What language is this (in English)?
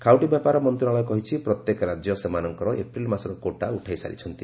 Odia